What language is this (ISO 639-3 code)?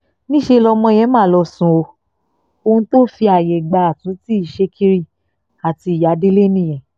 yor